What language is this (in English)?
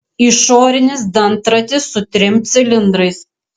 Lithuanian